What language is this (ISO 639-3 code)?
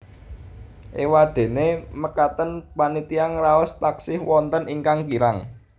jav